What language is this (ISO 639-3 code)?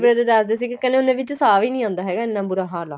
pan